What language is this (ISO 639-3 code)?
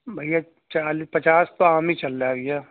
urd